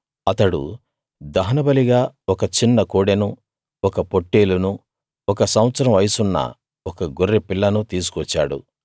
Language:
Telugu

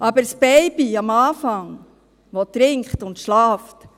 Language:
Swiss German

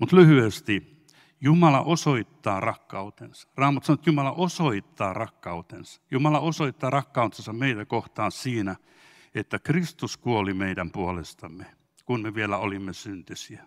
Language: Finnish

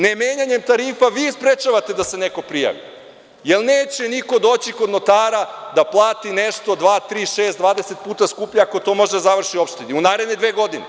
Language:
Serbian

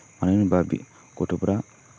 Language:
Bodo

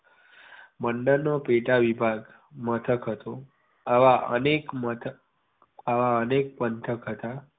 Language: Gujarati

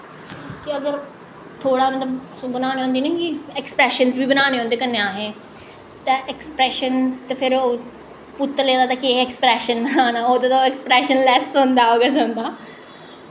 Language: Dogri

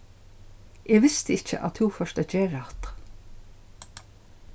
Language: Faroese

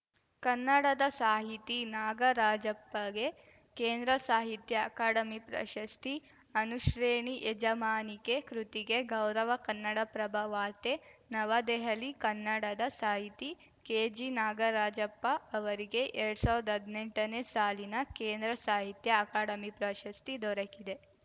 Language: Kannada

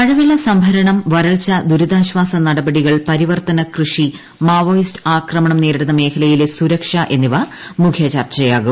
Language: Malayalam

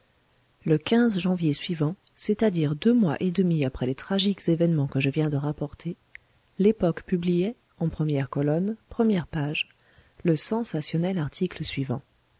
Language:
French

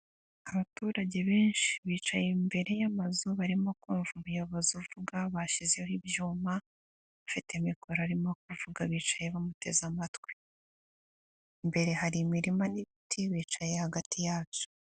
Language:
Kinyarwanda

